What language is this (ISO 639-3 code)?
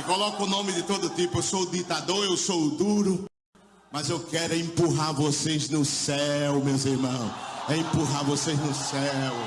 por